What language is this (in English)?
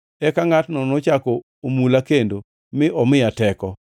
Luo (Kenya and Tanzania)